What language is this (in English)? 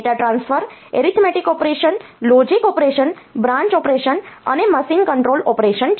Gujarati